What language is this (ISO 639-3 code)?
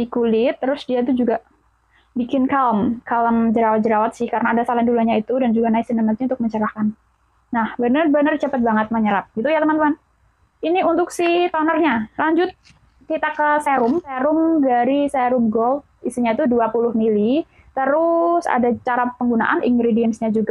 ind